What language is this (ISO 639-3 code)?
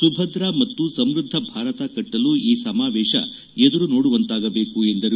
kan